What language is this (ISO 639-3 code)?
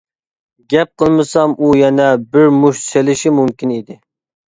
uig